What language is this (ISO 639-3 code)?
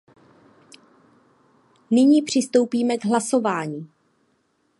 ces